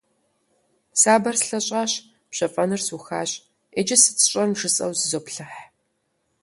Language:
Kabardian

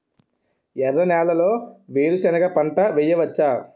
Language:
Telugu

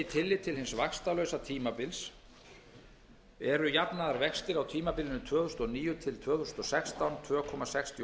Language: Icelandic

